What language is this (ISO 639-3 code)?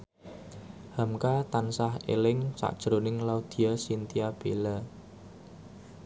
jav